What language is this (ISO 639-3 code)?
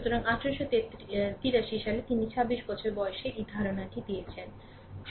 ben